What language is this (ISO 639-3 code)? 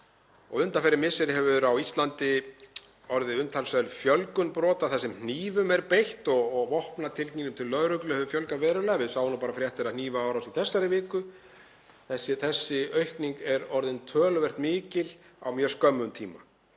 isl